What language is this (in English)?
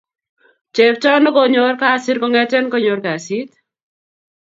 Kalenjin